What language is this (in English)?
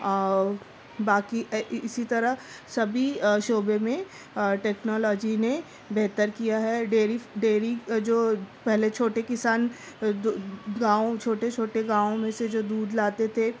Urdu